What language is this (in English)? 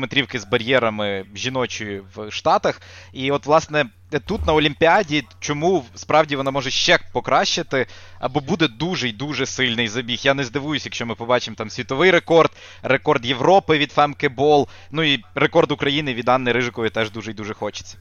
Ukrainian